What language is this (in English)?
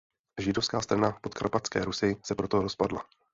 Czech